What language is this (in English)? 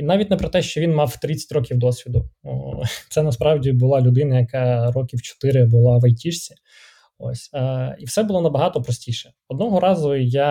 Ukrainian